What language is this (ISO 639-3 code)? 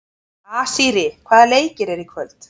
isl